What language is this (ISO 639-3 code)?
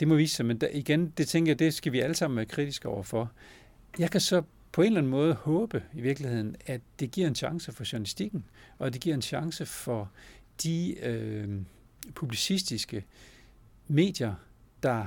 dan